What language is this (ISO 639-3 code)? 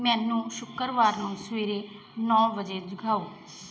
pan